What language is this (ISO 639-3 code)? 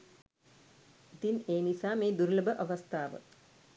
sin